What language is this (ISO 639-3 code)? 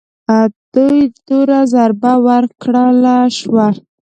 pus